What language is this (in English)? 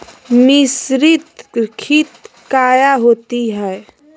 Magahi